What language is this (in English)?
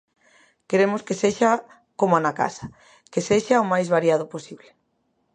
Galician